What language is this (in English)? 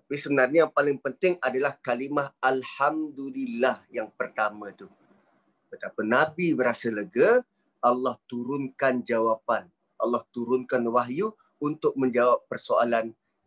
Malay